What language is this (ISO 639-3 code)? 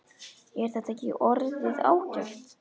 isl